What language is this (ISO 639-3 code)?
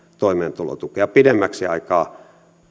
fin